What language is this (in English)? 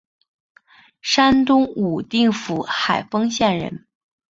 Chinese